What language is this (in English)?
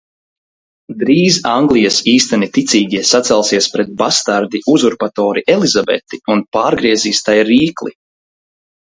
Latvian